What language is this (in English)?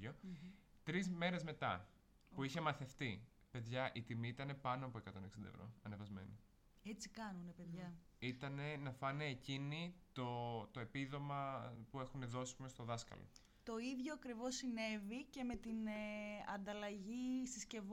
Greek